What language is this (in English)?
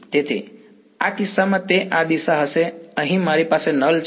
Gujarati